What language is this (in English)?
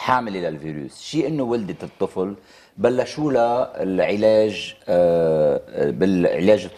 Arabic